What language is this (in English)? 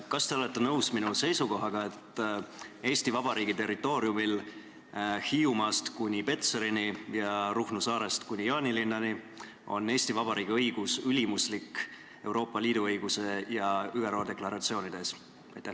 Estonian